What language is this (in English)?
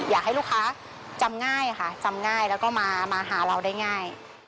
Thai